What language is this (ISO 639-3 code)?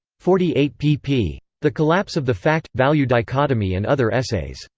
eng